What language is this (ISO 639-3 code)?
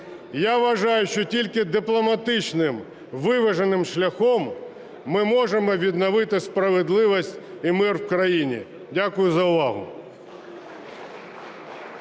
ukr